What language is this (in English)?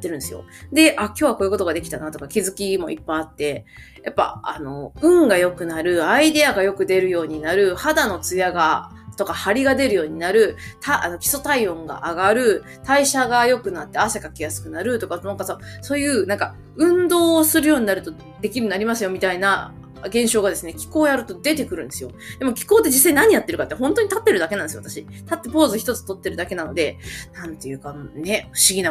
Japanese